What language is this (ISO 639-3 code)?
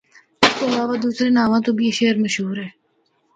hno